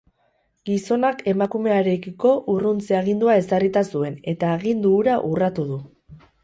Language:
Basque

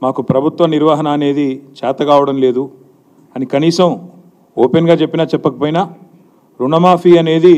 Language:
Telugu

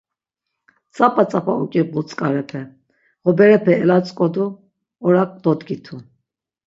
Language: Laz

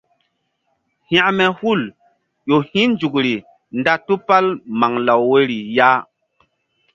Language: Mbum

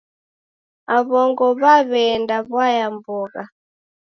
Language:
Taita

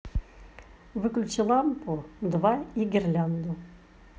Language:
Russian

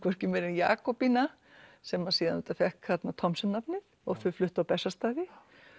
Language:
Icelandic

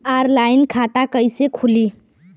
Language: Bhojpuri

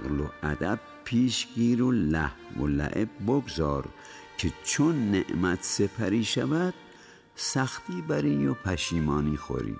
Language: Persian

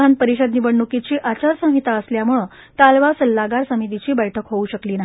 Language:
Marathi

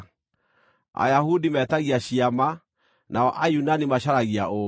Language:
Kikuyu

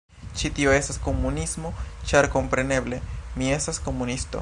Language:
Esperanto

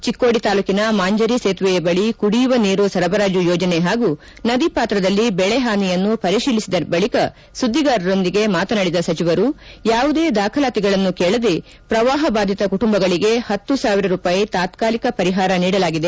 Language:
Kannada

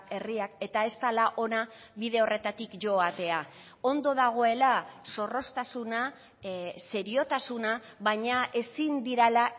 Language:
Basque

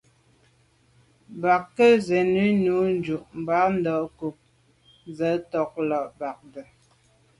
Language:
Medumba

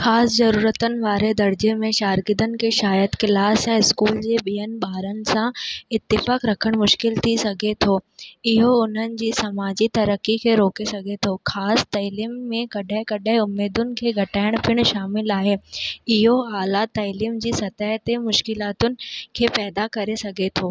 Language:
Sindhi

